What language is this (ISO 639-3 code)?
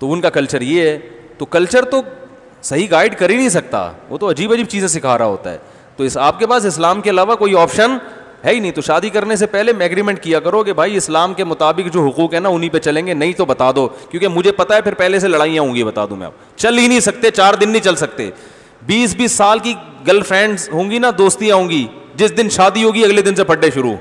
hin